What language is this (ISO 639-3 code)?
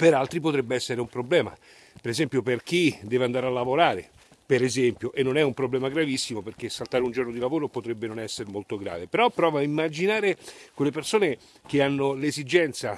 ita